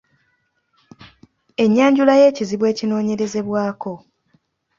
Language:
Ganda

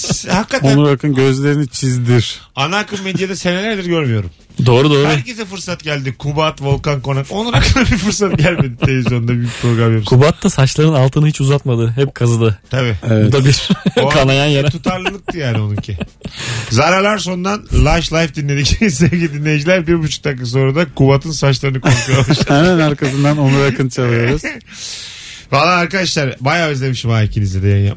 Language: Turkish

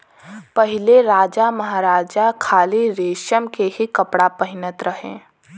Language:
Bhojpuri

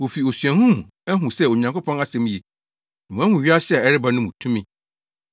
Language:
Akan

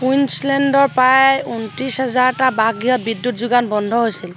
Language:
Assamese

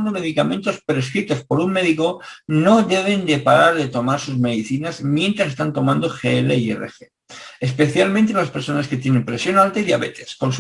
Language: Spanish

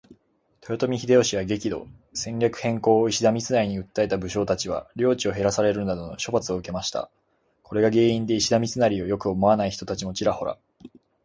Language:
Japanese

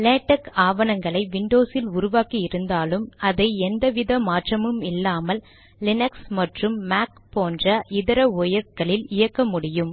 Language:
Tamil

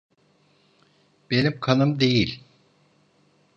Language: Turkish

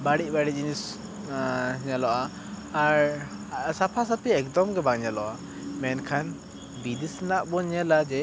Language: Santali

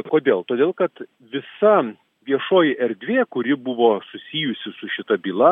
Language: Lithuanian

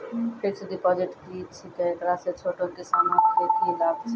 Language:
Maithili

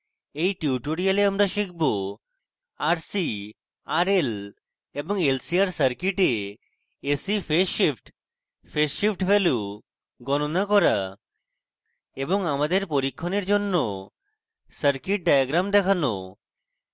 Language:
Bangla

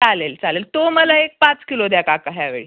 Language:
Marathi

